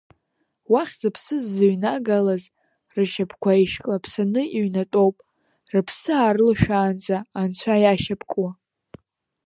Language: Abkhazian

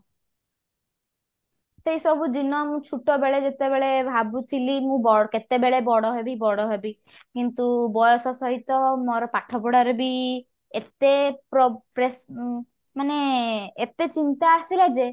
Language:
Odia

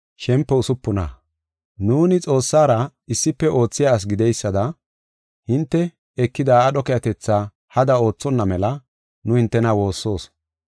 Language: Gofa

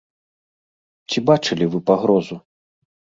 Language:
Belarusian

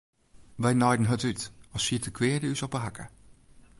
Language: Western Frisian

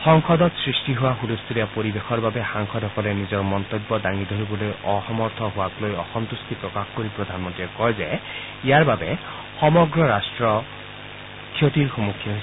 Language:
Assamese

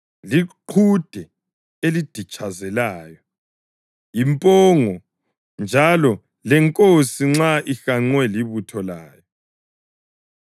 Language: North Ndebele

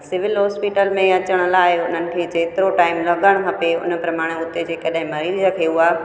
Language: Sindhi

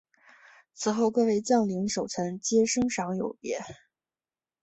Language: Chinese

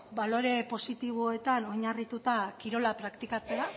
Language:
Basque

